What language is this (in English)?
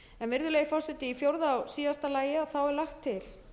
Icelandic